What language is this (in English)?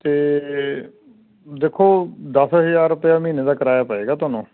Punjabi